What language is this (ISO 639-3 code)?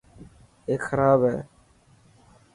mki